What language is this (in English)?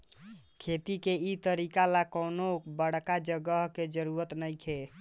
Bhojpuri